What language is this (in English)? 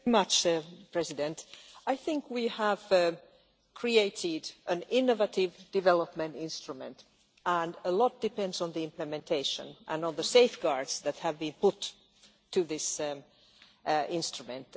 English